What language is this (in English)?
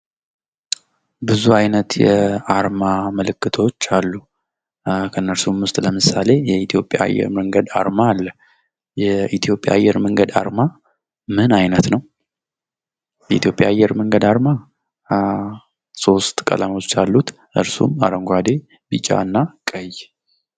Amharic